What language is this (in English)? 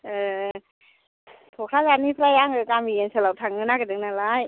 Bodo